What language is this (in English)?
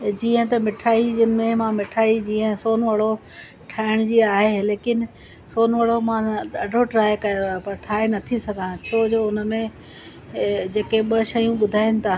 Sindhi